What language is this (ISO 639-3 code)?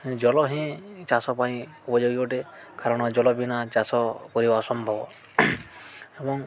ori